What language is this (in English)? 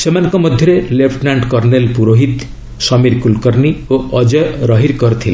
Odia